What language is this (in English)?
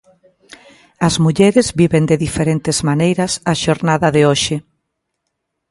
Galician